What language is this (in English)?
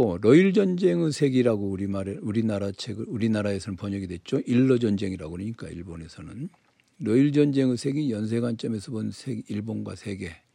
Korean